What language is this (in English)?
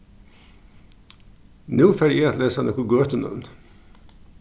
Faroese